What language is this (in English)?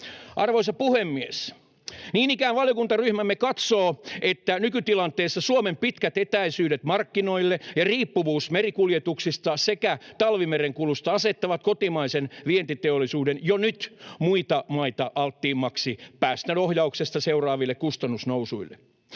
Finnish